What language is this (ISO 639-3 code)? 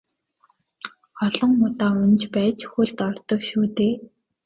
mon